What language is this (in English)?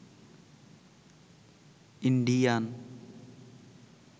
Bangla